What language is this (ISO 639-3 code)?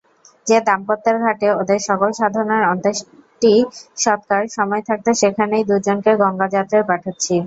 ben